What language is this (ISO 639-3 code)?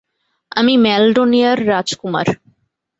ben